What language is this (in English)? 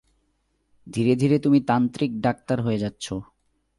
Bangla